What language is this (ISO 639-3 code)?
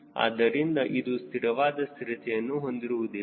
kan